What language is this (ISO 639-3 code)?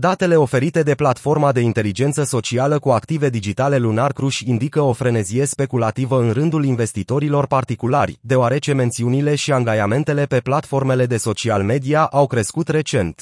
ron